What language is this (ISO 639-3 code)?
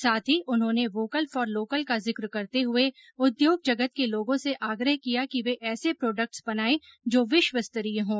hin